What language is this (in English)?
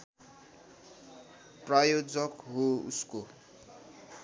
Nepali